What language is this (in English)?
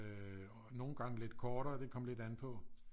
Danish